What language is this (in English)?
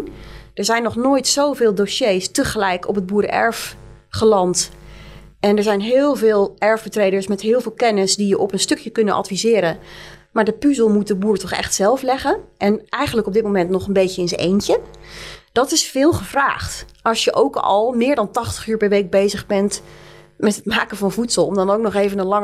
Dutch